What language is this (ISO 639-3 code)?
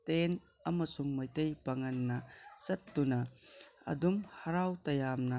mni